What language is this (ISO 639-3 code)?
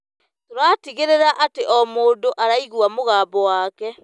kik